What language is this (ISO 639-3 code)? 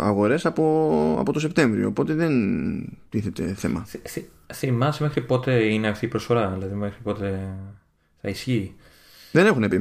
ell